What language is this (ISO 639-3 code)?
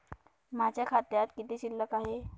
mar